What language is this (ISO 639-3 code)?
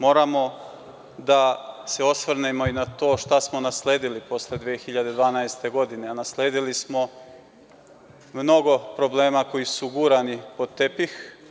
srp